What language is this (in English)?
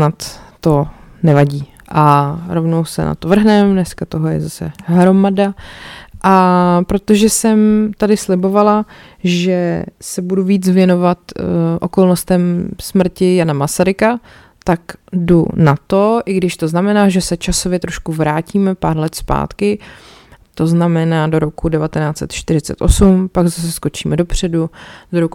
Czech